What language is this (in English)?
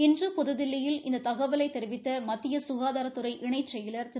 Tamil